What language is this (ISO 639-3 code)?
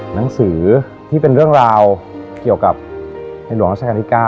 tha